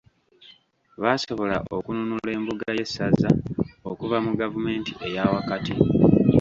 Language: Ganda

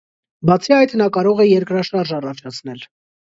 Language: Armenian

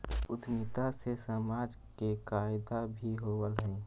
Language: Magahi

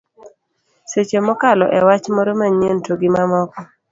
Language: Luo (Kenya and Tanzania)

